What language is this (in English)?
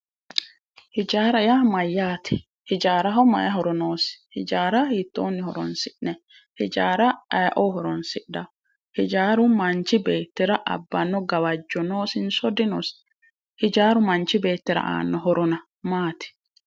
Sidamo